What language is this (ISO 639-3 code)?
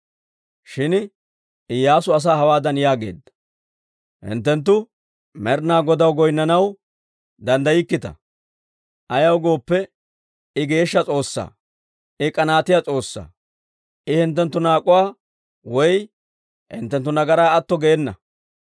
dwr